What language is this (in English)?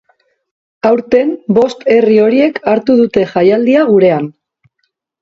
Basque